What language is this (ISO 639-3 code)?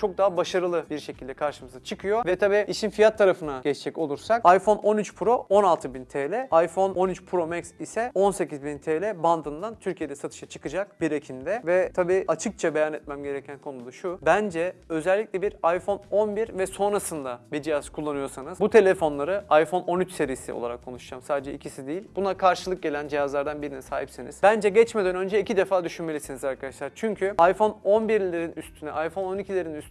tur